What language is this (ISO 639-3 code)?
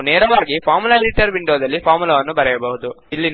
kan